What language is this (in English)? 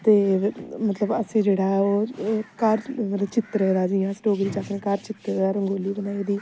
Dogri